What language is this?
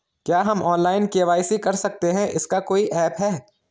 Hindi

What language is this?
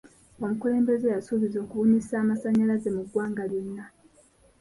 Ganda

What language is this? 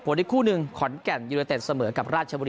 Thai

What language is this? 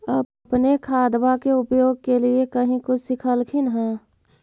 Magahi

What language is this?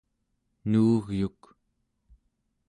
Central Yupik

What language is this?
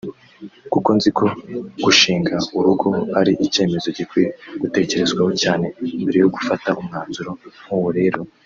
Kinyarwanda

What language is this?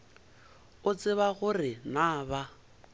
Northern Sotho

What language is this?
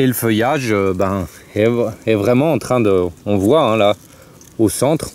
French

